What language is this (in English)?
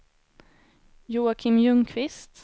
Swedish